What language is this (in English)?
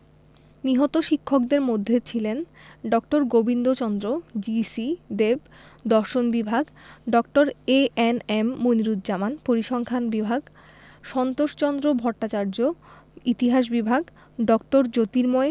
Bangla